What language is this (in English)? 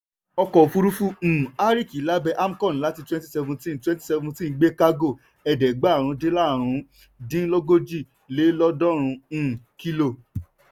Yoruba